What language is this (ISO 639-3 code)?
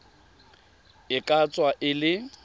tsn